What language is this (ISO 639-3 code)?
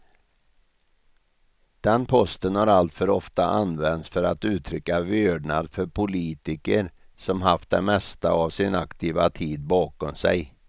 swe